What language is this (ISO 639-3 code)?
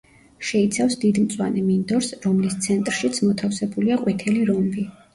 kat